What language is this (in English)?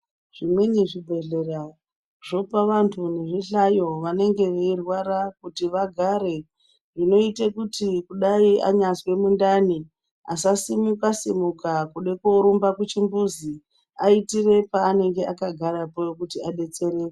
Ndau